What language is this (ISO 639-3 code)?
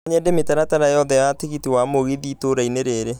kik